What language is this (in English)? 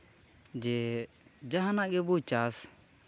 Santali